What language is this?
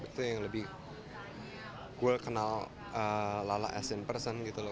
Indonesian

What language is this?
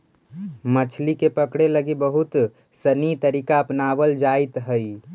Magahi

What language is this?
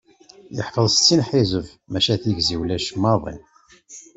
Kabyle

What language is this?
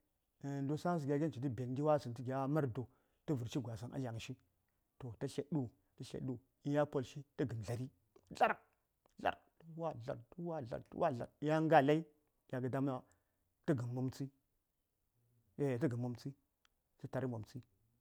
Saya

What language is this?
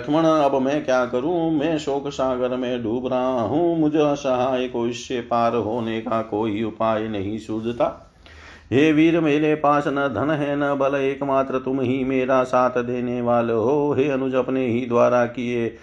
Hindi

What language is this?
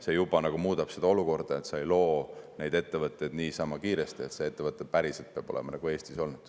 Estonian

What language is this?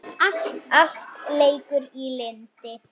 Icelandic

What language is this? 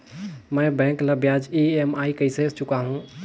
Chhattisgarhi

